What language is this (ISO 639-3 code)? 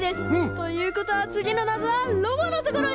jpn